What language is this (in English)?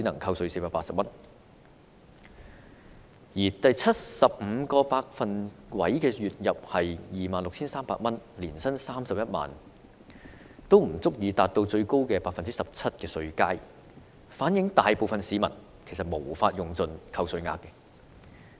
Cantonese